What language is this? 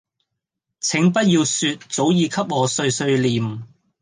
Cantonese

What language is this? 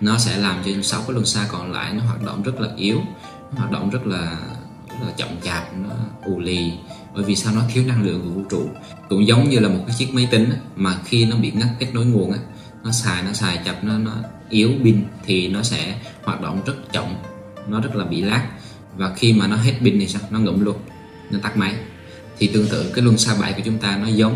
Vietnamese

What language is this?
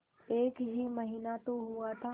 Hindi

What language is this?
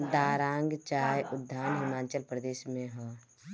Bhojpuri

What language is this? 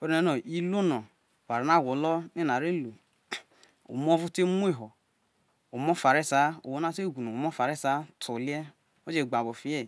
Isoko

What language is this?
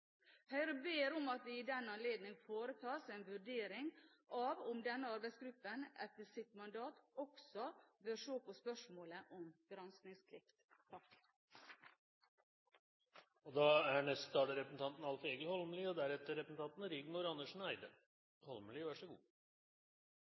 Norwegian Bokmål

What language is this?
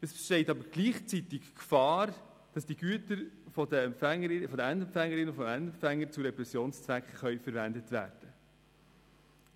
Swiss German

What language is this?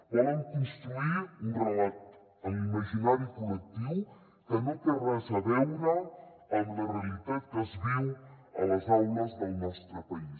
Catalan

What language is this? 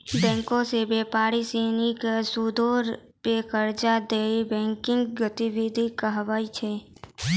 Maithili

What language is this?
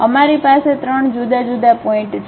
Gujarati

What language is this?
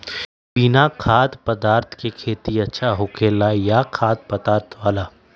Magahi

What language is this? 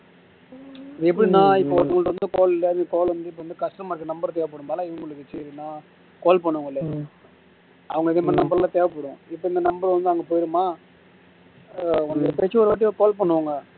Tamil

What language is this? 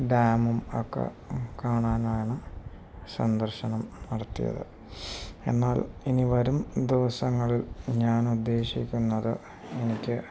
Malayalam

